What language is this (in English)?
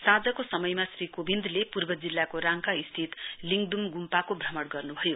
Nepali